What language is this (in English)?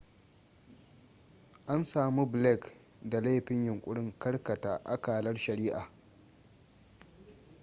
Hausa